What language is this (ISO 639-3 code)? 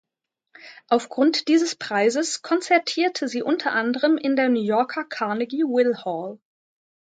deu